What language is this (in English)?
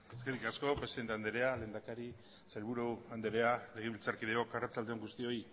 Basque